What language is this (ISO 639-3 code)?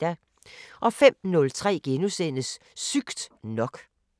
dan